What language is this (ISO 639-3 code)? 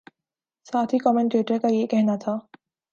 urd